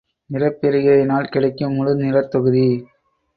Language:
Tamil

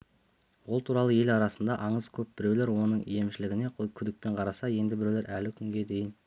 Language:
Kazakh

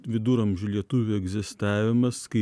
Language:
Lithuanian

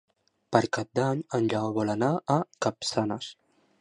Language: Catalan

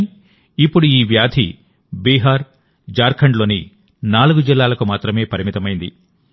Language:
Telugu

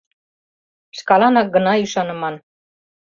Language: Mari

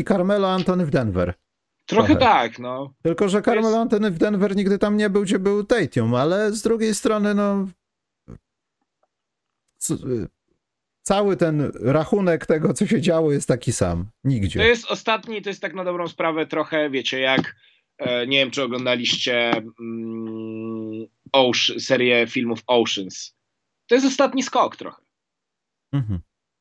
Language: Polish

